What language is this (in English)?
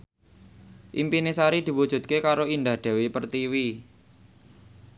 Javanese